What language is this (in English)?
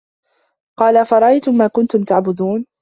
Arabic